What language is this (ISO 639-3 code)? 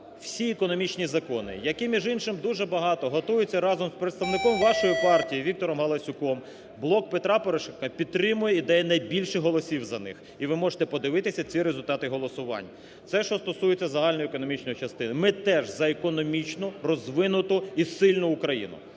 ukr